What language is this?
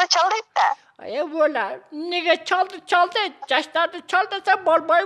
Kyrgyz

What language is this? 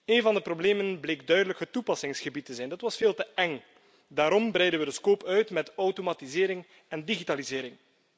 Dutch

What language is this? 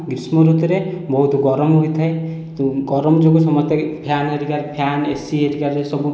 Odia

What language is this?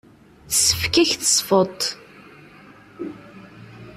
Kabyle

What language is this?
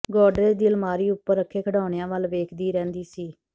Punjabi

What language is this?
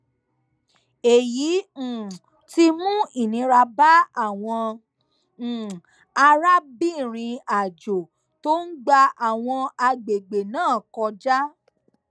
Yoruba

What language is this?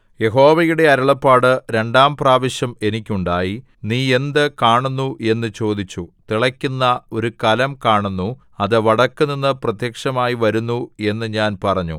Malayalam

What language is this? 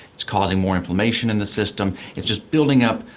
English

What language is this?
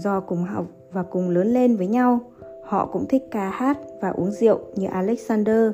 Vietnamese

